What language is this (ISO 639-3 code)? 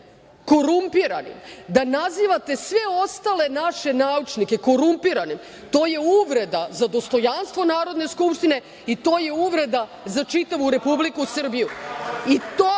srp